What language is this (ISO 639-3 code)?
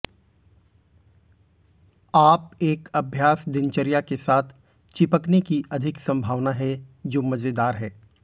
hin